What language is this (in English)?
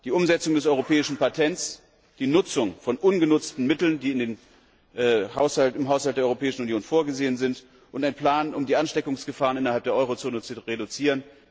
German